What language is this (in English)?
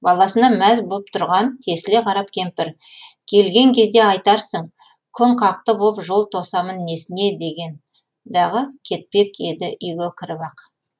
Kazakh